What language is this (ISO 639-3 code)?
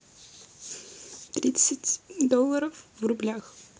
rus